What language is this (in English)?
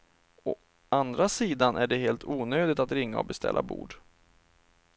Swedish